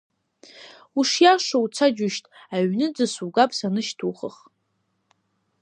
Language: Abkhazian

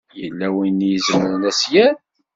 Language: Kabyle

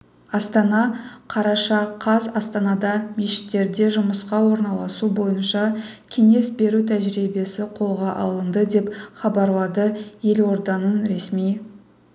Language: Kazakh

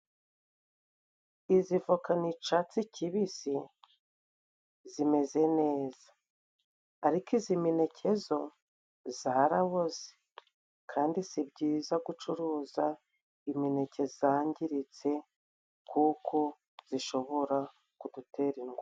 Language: Kinyarwanda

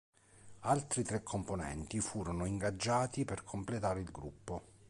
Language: Italian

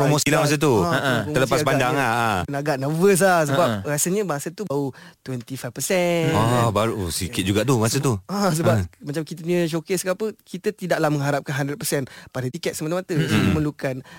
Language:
Malay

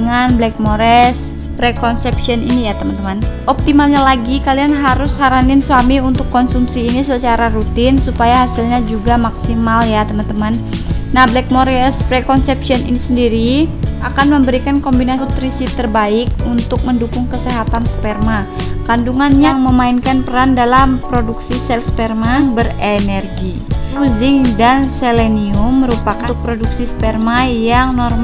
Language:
Indonesian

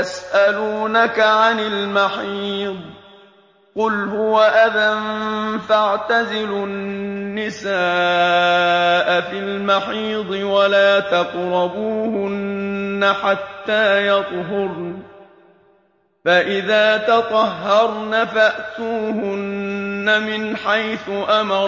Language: Arabic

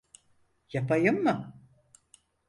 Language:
Turkish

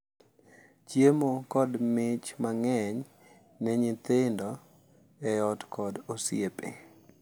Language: Luo (Kenya and Tanzania)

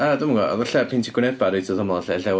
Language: Welsh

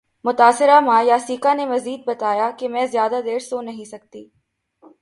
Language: Urdu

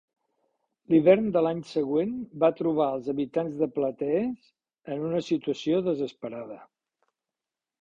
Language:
Catalan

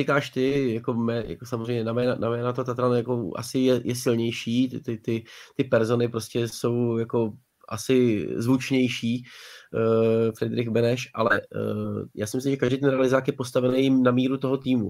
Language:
Czech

